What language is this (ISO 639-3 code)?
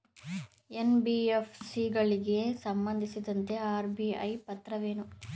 kan